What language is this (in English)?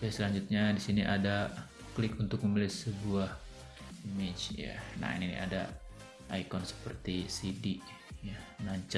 Indonesian